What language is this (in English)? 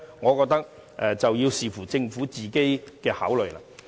Cantonese